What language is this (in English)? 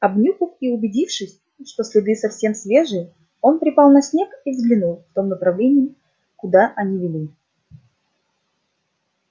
Russian